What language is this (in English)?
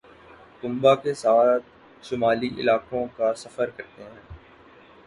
Urdu